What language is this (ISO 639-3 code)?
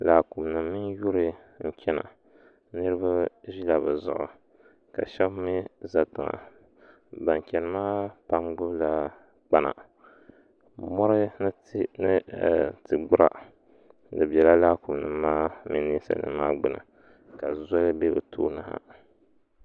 dag